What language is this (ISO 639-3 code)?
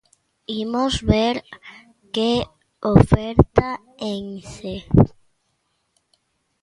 glg